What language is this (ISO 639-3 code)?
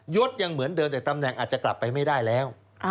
tha